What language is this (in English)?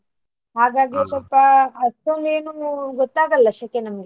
Kannada